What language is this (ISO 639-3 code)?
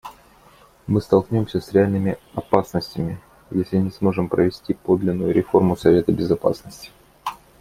rus